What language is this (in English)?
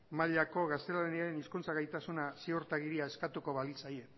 Basque